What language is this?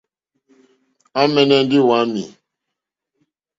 Mokpwe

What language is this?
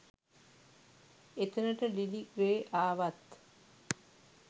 Sinhala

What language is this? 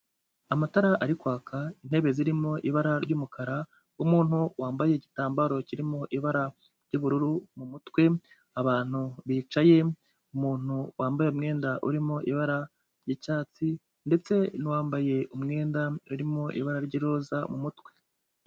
Kinyarwanda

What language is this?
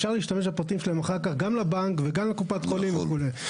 Hebrew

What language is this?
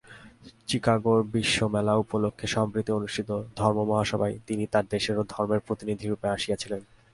Bangla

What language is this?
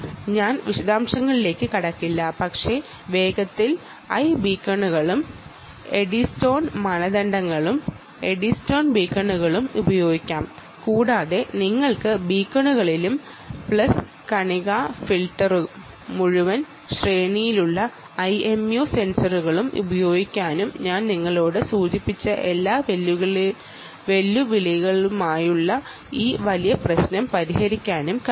Malayalam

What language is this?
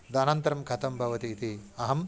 Sanskrit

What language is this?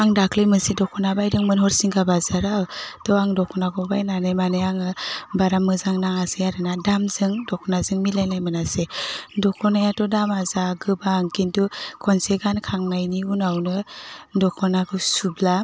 Bodo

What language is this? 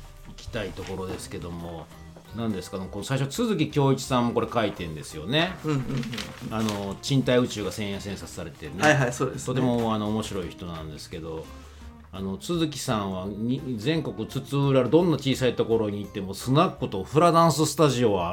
Japanese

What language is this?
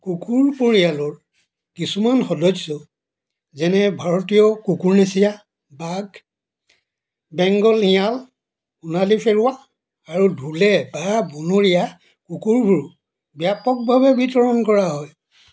Assamese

